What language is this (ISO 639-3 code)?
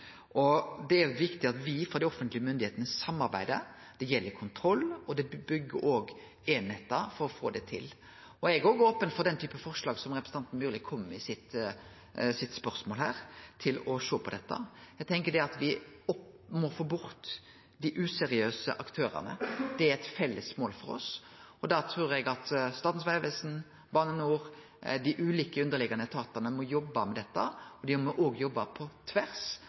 nno